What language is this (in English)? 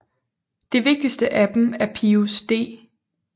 Danish